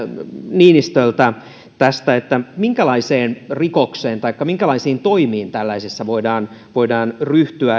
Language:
Finnish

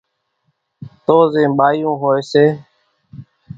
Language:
Kachi Koli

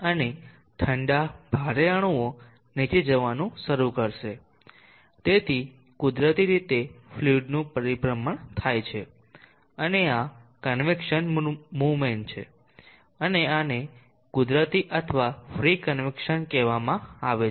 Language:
Gujarati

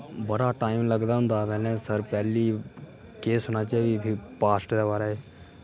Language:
Dogri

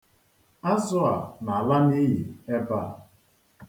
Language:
Igbo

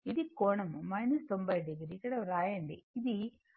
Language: Telugu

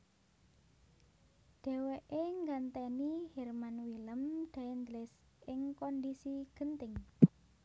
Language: Javanese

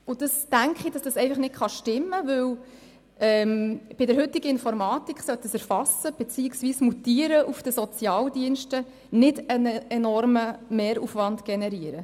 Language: Swiss German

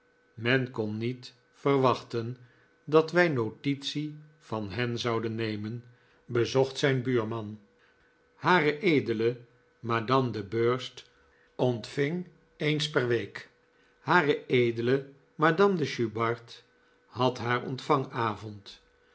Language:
Dutch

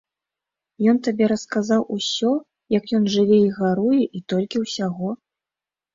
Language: Belarusian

